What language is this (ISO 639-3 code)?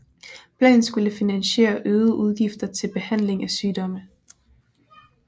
dan